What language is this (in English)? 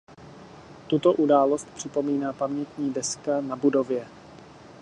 Czech